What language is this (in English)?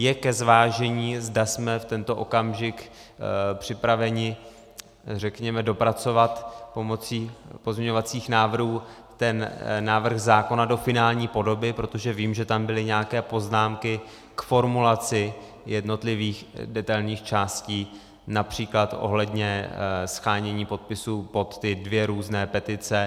Czech